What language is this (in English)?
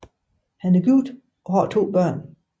Danish